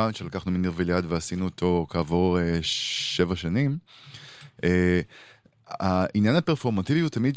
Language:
Hebrew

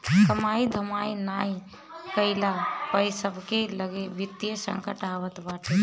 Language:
Bhojpuri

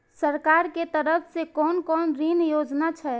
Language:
Maithili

